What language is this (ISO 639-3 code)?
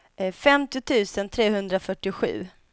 swe